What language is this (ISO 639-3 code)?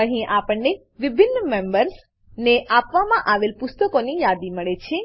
guj